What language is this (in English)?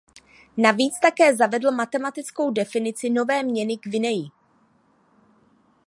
Czech